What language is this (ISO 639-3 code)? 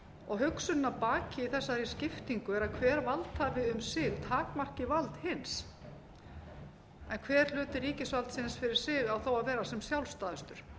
isl